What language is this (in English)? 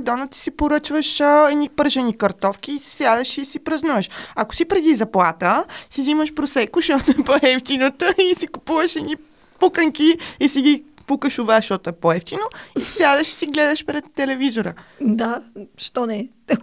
Bulgarian